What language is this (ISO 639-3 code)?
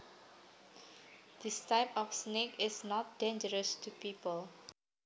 jav